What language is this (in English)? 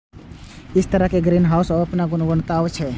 Maithili